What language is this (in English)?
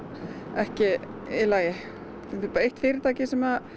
Icelandic